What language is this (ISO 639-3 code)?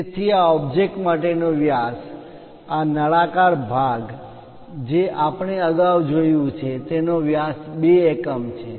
guj